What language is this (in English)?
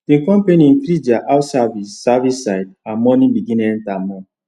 Nigerian Pidgin